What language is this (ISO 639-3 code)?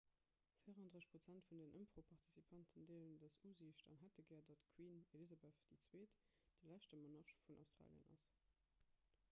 ltz